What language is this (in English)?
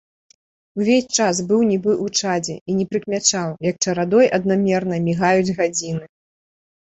Belarusian